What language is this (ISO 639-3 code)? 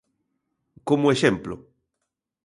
glg